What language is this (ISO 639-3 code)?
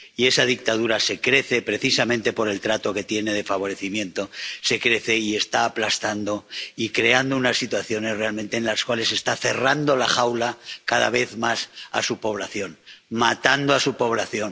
spa